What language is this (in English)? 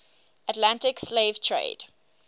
English